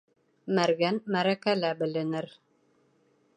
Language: Bashkir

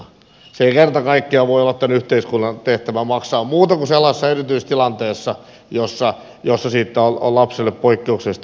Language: Finnish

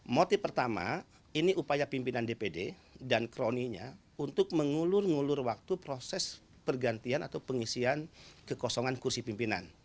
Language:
Indonesian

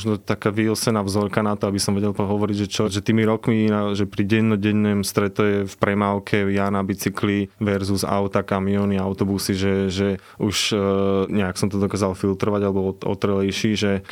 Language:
Slovak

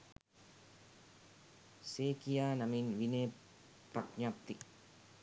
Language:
Sinhala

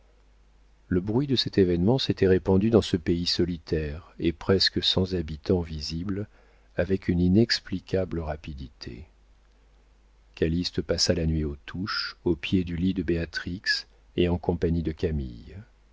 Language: French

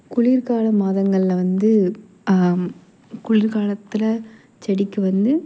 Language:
Tamil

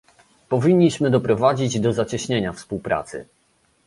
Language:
Polish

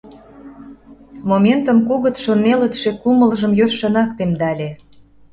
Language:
Mari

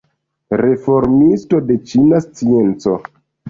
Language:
Esperanto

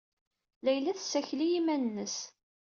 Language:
Kabyle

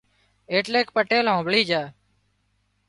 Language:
Wadiyara Koli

